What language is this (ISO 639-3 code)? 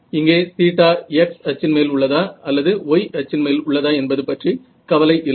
tam